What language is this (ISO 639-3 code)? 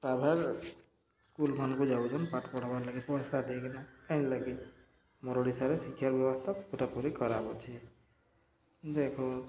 ori